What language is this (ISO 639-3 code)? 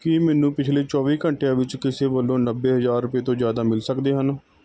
pan